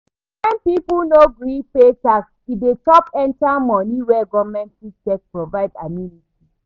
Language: Nigerian Pidgin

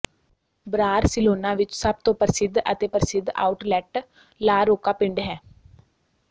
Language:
Punjabi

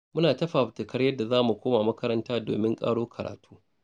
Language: Hausa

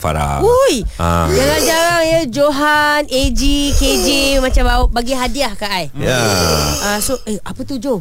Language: Malay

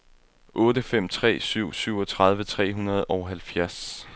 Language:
Danish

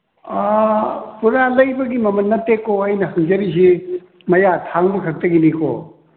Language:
Manipuri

